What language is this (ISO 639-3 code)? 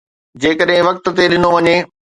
snd